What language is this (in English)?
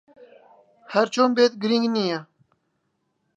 Central Kurdish